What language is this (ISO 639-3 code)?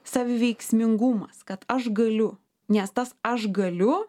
lit